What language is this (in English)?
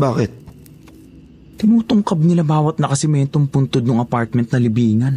Filipino